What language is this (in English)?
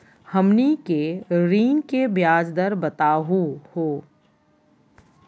Magahi